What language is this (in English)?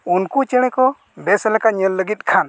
Santali